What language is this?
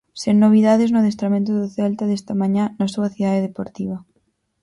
Galician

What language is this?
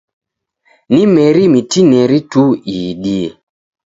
Taita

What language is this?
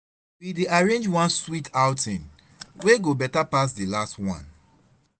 Nigerian Pidgin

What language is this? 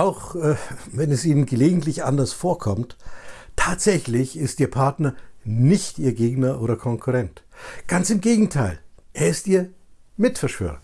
German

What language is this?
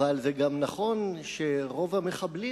Hebrew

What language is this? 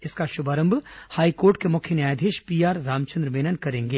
Hindi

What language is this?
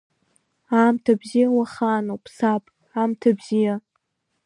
Abkhazian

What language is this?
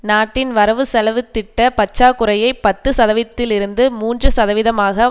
Tamil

